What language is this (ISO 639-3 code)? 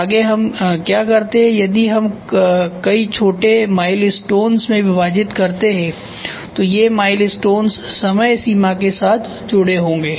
hin